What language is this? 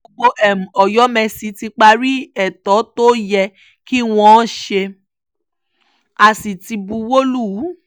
Yoruba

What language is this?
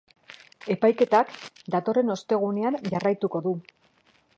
Basque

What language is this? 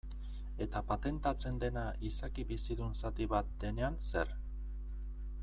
Basque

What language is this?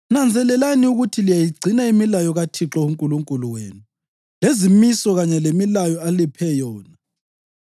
North Ndebele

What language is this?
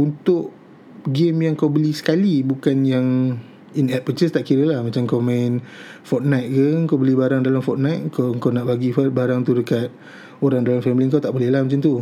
Malay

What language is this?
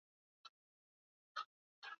Swahili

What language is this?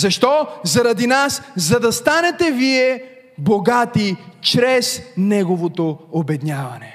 Bulgarian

